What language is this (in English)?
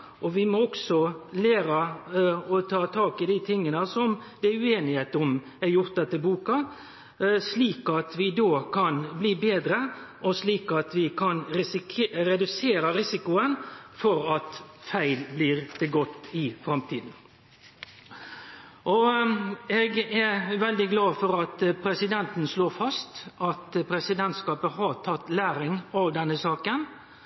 Norwegian Nynorsk